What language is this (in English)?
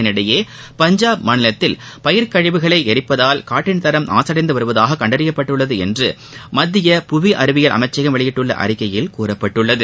Tamil